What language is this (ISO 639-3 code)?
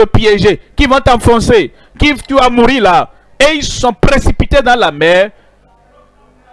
fra